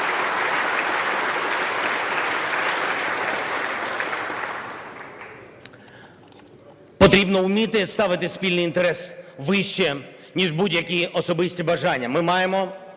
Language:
Ukrainian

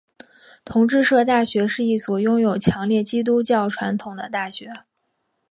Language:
Chinese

